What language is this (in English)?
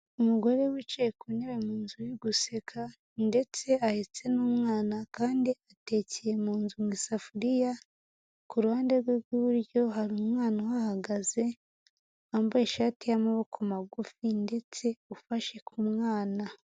Kinyarwanda